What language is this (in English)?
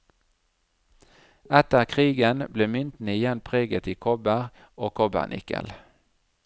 Norwegian